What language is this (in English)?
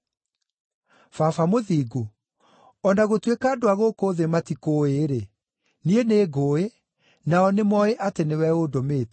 Kikuyu